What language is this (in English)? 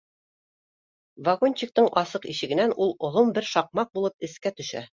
Bashkir